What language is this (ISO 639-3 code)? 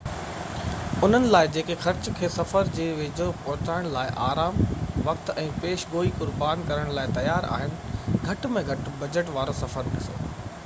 snd